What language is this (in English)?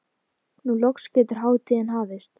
Icelandic